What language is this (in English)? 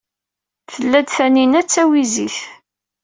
Kabyle